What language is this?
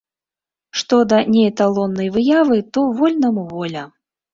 Belarusian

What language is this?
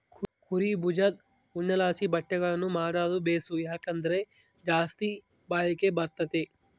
Kannada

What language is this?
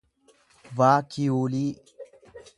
Oromo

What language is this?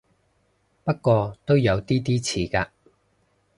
Cantonese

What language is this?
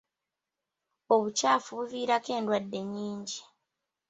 Ganda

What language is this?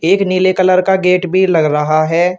Hindi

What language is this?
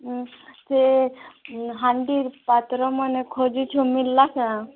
Odia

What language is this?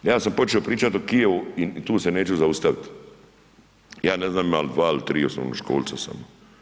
Croatian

